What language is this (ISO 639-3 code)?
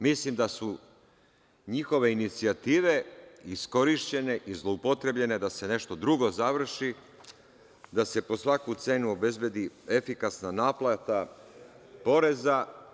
srp